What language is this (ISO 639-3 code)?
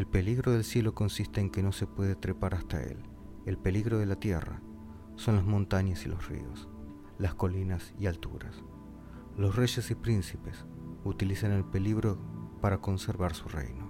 spa